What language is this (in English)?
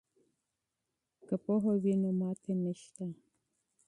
Pashto